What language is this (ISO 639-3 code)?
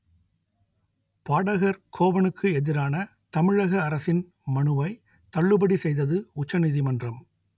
tam